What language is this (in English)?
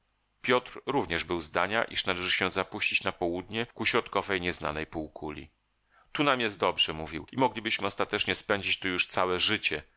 Polish